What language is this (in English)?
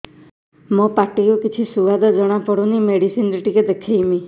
Odia